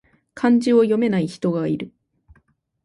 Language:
Japanese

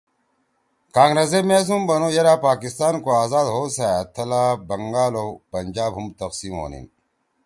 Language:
Torwali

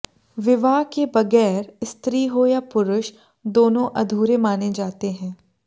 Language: Hindi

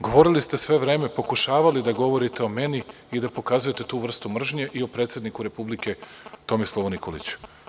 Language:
Serbian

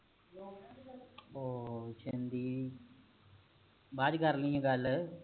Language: Punjabi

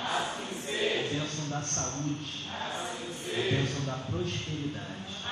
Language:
Portuguese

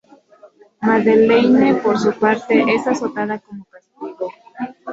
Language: Spanish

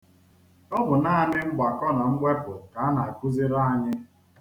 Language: Igbo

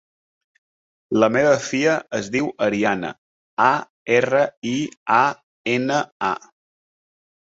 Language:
Catalan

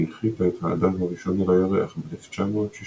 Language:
Hebrew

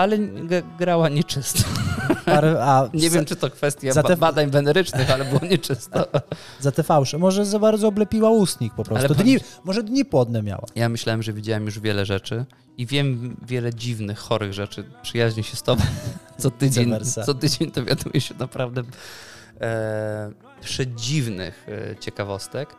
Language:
Polish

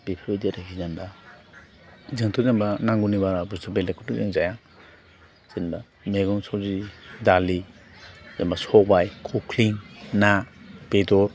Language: Bodo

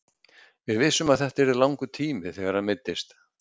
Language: Icelandic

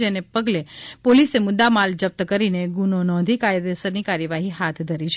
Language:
Gujarati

